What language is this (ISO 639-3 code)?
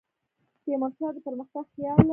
pus